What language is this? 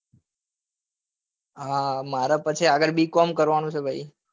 Gujarati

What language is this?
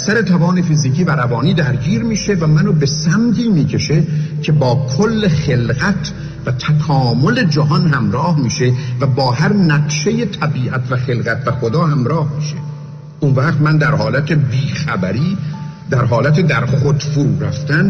Persian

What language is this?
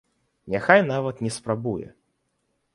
Belarusian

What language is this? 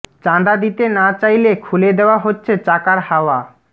Bangla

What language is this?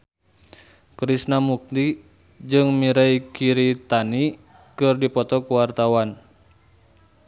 Sundanese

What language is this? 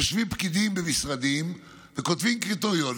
Hebrew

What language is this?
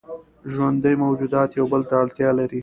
Pashto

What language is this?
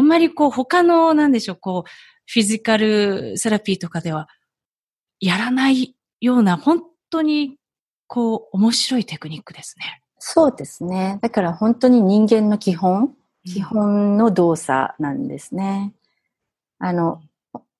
Japanese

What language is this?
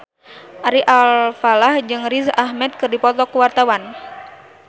Sundanese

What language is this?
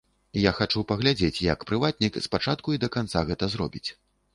Belarusian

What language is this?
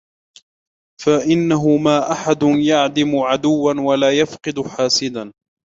Arabic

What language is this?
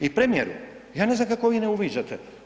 Croatian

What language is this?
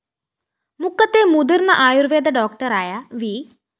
Malayalam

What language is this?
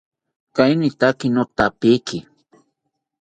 South Ucayali Ashéninka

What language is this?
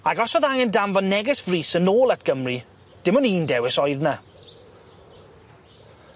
Welsh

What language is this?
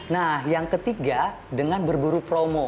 Indonesian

